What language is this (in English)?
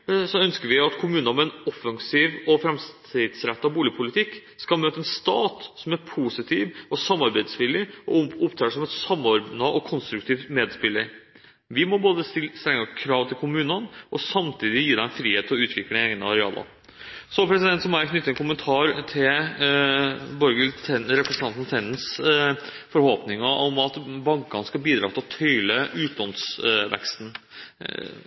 Norwegian Bokmål